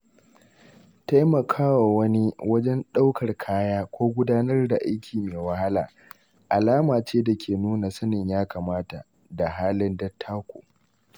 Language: Hausa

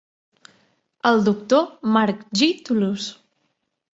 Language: Catalan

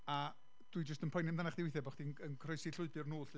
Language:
Welsh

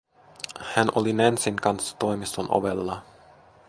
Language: Finnish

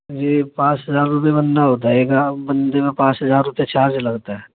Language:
Urdu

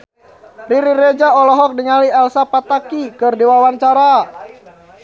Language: Sundanese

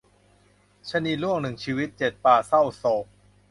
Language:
Thai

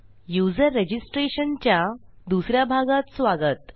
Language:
Marathi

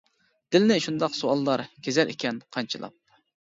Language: Uyghur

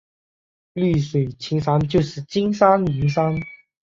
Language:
Chinese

